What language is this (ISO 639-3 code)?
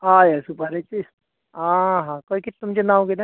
kok